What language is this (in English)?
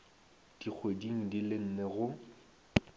Northern Sotho